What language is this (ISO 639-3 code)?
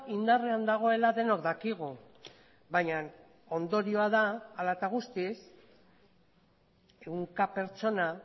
eus